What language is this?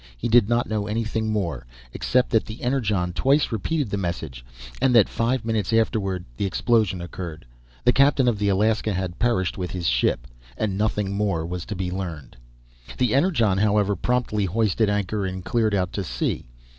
English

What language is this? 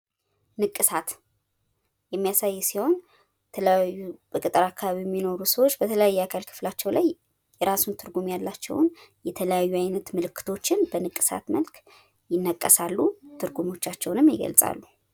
Amharic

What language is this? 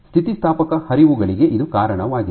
Kannada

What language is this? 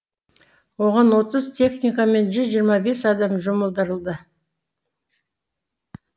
Kazakh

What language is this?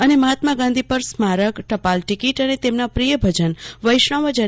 Gujarati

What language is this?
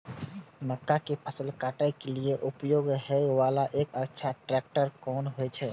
Maithili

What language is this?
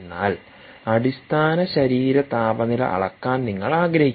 Malayalam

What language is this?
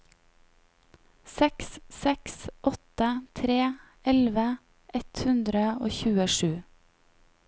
Norwegian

